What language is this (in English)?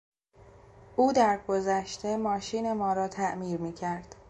Persian